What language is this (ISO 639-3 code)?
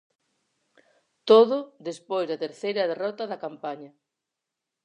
glg